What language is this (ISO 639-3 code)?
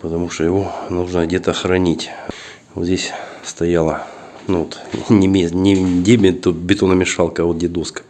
rus